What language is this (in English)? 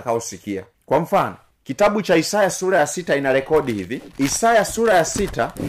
Swahili